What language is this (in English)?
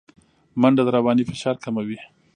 Pashto